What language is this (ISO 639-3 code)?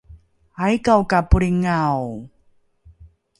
dru